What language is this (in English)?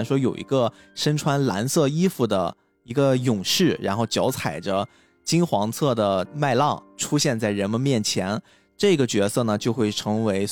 Chinese